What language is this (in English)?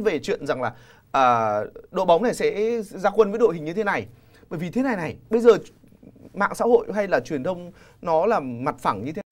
Vietnamese